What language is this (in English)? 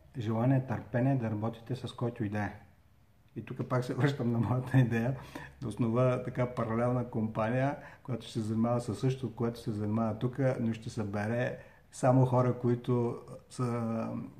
Bulgarian